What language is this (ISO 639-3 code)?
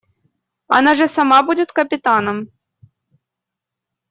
rus